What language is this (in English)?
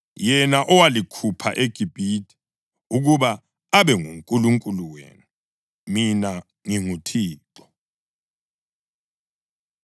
North Ndebele